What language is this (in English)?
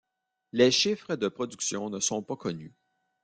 French